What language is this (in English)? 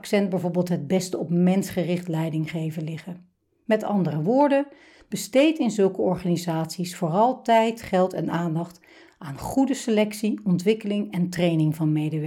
Dutch